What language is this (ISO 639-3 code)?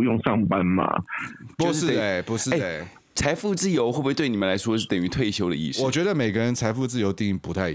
zho